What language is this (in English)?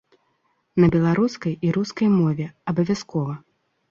Belarusian